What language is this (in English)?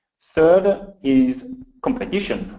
English